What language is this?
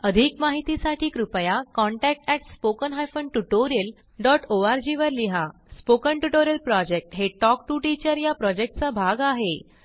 Marathi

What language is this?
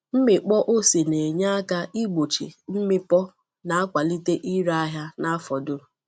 Igbo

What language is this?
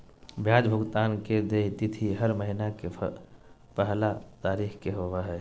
Magahi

